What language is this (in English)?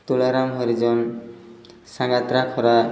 Odia